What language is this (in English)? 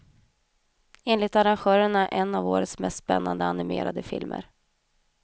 Swedish